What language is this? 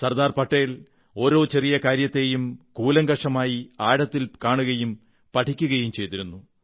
Malayalam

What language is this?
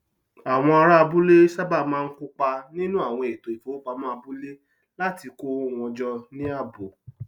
Yoruba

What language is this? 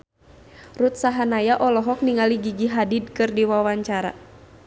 Sundanese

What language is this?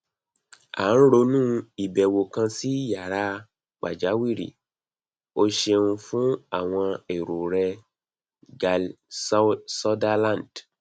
Yoruba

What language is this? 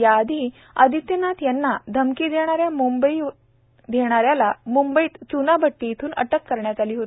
Marathi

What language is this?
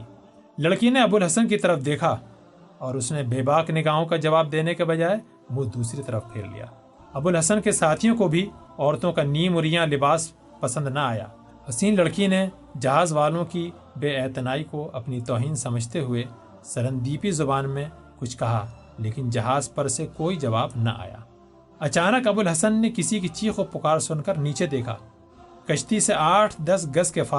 Urdu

